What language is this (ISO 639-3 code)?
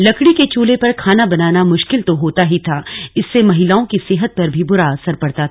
hin